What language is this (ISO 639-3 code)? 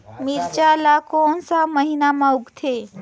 hne